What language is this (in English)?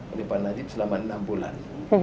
Indonesian